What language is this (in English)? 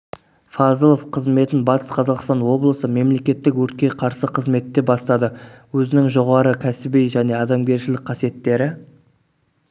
Kazakh